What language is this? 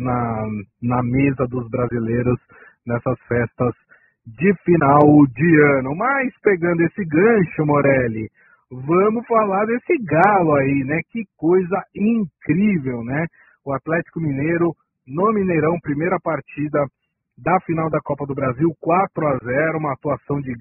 Portuguese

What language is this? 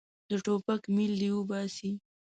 Pashto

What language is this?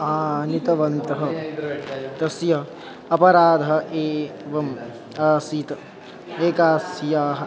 Sanskrit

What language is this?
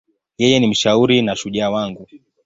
Swahili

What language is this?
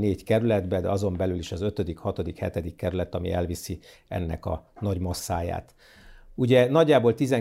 Hungarian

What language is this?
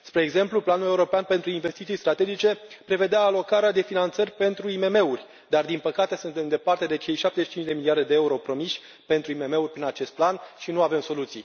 Romanian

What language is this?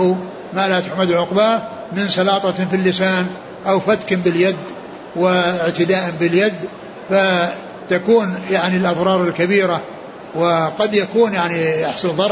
Arabic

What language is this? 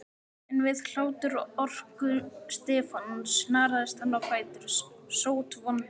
Icelandic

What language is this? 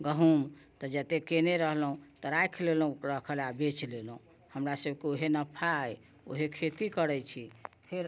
Maithili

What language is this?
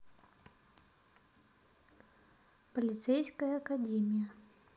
Russian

